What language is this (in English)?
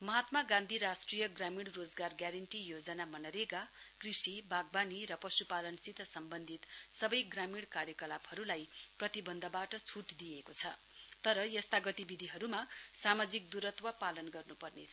Nepali